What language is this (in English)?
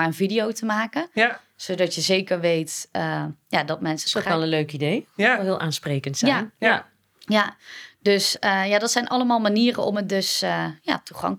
Dutch